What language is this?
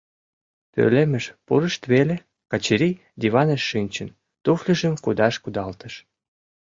Mari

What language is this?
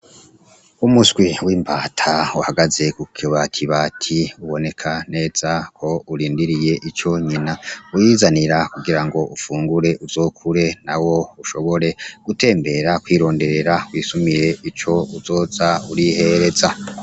Rundi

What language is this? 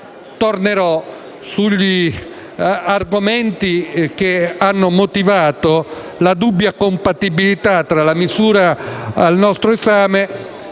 Italian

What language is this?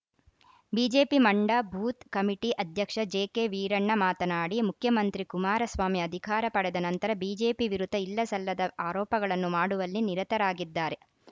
Kannada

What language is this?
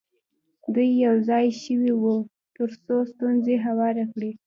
Pashto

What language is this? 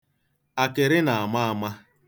Igbo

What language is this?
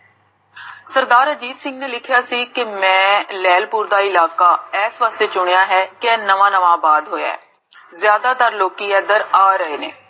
Punjabi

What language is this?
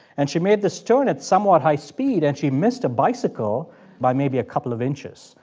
English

